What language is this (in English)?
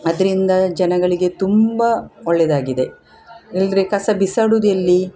Kannada